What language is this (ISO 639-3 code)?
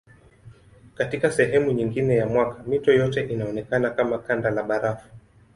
swa